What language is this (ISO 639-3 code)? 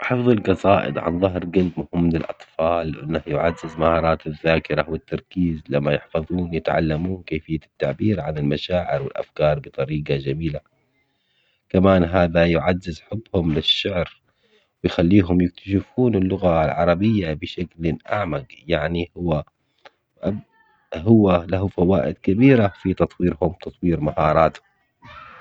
acx